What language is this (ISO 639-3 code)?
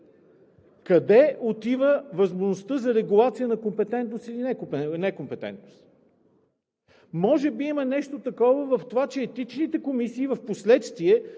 bul